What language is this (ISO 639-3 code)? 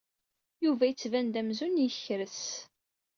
kab